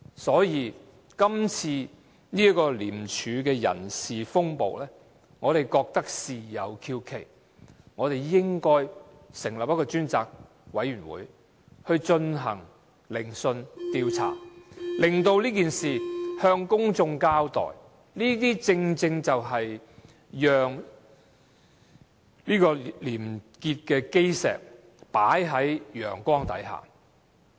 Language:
Cantonese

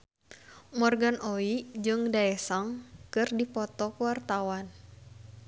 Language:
Sundanese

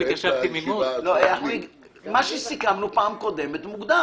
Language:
Hebrew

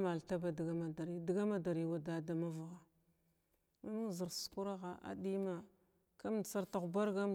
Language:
Glavda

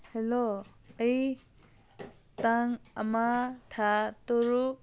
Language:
Manipuri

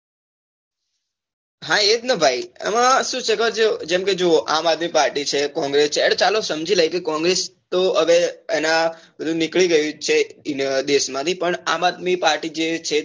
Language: Gujarati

